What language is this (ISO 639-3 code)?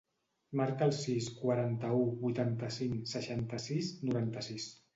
cat